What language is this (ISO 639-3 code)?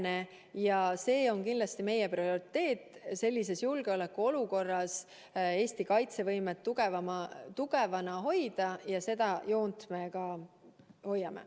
est